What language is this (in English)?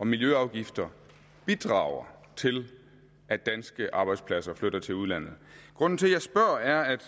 Danish